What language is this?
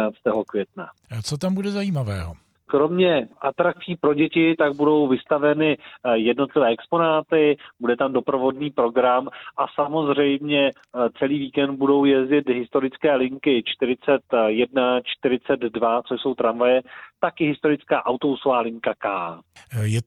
Czech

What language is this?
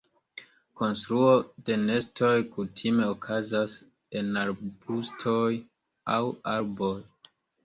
Esperanto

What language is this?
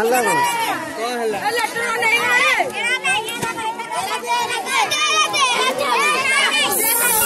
Arabic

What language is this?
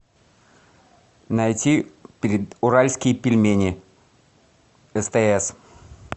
Russian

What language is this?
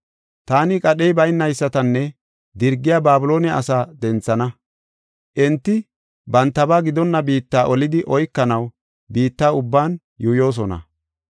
Gofa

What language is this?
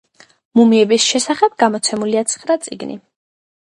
Georgian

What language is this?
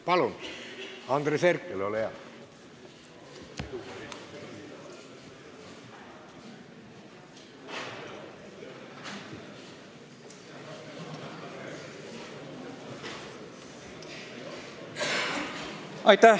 Estonian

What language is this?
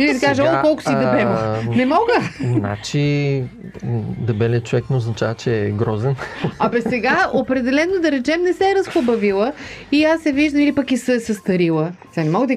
Bulgarian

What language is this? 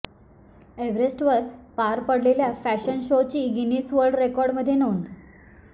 Marathi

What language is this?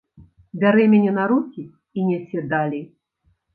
Belarusian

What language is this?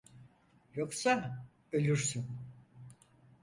Turkish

